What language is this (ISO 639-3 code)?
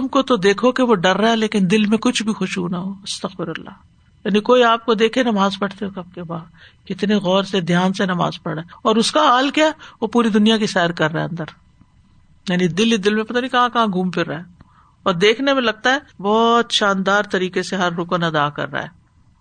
urd